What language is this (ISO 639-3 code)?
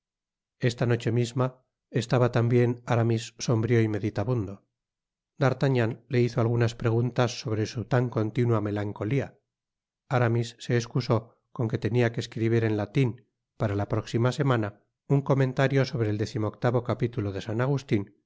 spa